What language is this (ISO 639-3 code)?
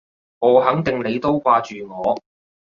yue